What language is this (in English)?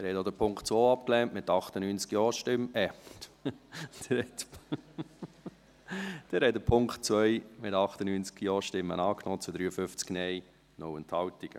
Swiss German